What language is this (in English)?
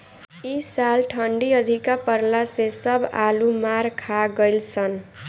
Bhojpuri